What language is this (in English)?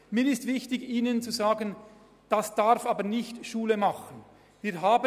Swiss German